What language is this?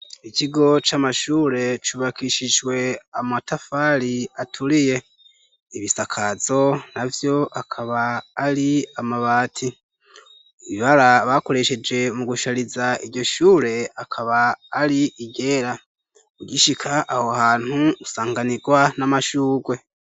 Rundi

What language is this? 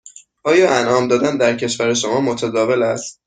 Persian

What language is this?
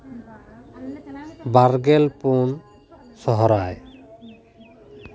Santali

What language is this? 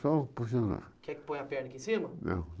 Portuguese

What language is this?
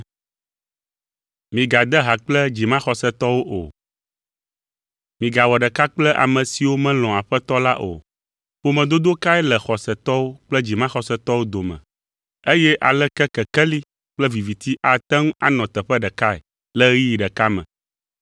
Ewe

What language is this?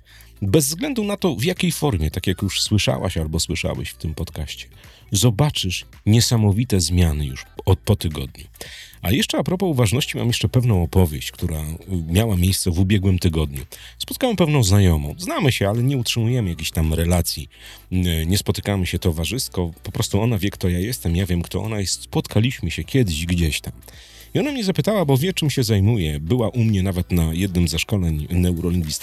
Polish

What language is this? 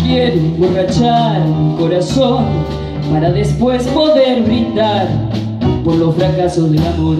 Spanish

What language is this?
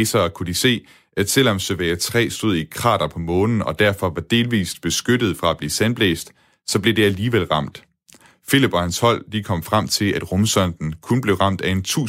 Danish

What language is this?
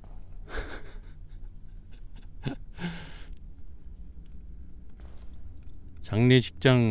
Korean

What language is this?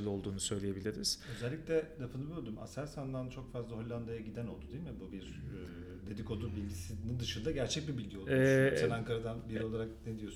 Turkish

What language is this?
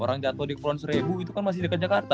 Indonesian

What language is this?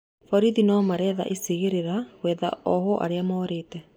Kikuyu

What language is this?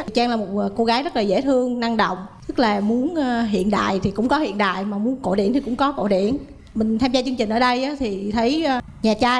Vietnamese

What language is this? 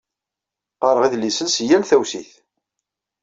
Kabyle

